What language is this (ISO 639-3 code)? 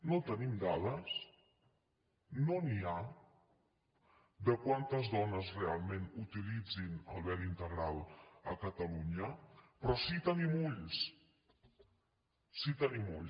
cat